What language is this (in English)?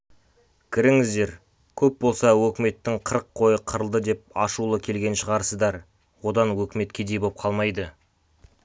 Kazakh